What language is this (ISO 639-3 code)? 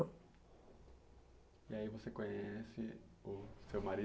por